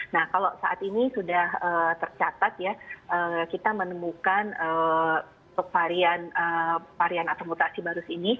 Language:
Indonesian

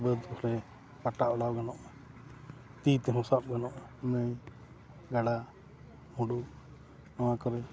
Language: Santali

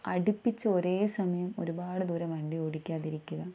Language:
Malayalam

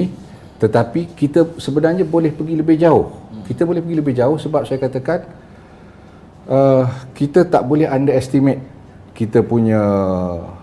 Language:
Malay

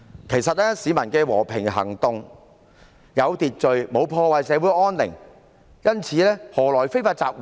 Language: Cantonese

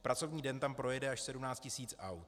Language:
Czech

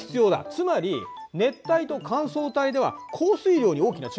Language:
Japanese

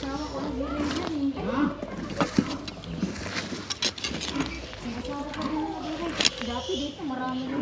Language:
Filipino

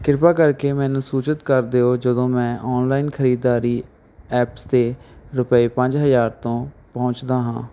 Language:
Punjabi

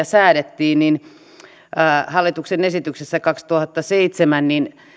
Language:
Finnish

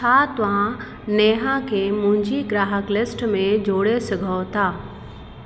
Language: Sindhi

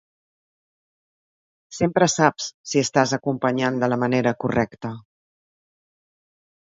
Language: Catalan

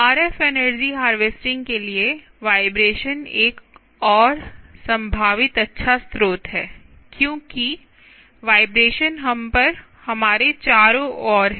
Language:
Hindi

